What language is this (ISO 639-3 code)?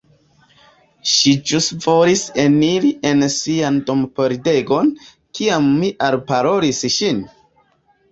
epo